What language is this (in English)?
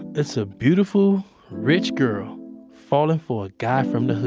English